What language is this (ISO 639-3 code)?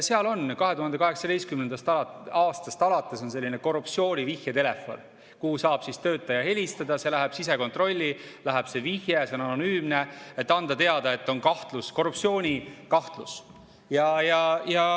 est